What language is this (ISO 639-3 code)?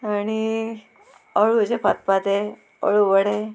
kok